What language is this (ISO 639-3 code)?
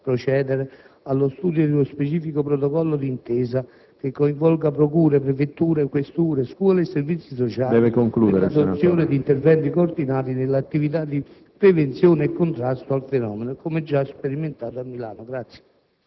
ita